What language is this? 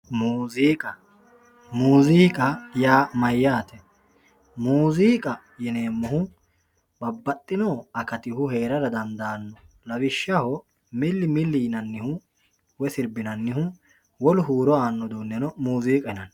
Sidamo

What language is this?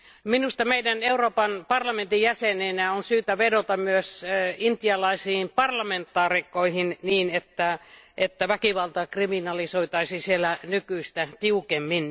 Finnish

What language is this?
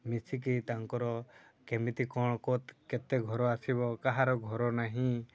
Odia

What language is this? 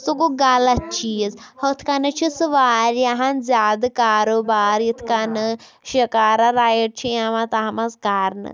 Kashmiri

